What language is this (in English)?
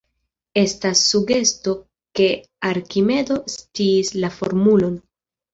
Esperanto